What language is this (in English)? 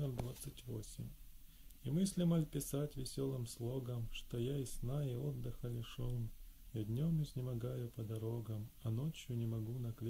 Russian